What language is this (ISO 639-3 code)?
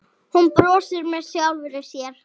isl